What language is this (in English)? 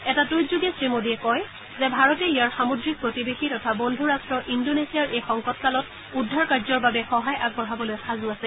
Assamese